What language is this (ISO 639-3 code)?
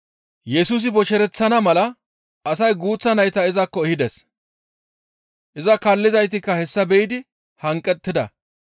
gmv